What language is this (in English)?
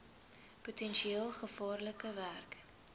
Afrikaans